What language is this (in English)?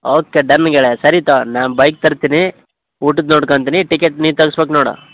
Kannada